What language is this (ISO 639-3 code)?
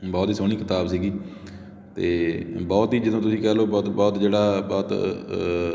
pan